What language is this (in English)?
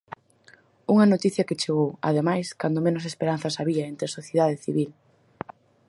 Galician